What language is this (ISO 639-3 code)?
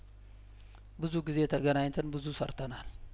amh